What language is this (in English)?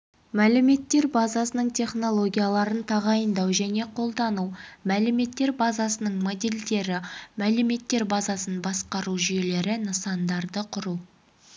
Kazakh